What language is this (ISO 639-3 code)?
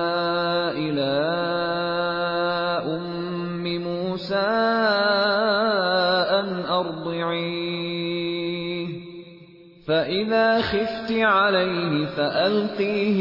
urd